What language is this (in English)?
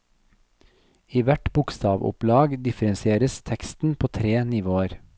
Norwegian